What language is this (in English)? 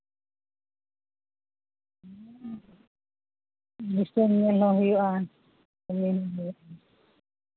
Santali